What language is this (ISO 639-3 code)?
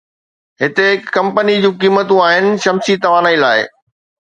snd